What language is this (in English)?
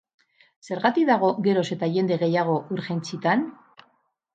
Basque